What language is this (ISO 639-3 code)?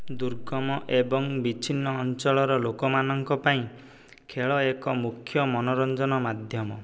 ori